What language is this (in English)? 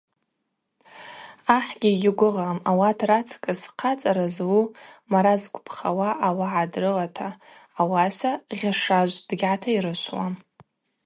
Abaza